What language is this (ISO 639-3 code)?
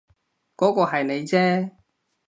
yue